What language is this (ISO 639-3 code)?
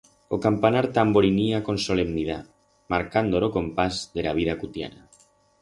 arg